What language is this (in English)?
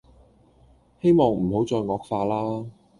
Cantonese